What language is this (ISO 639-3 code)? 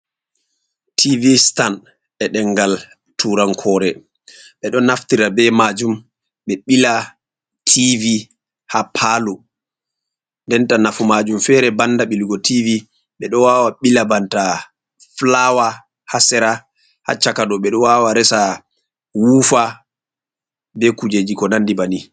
ful